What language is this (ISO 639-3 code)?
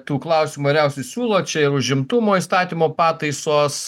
lit